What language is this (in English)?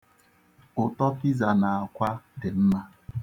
Igbo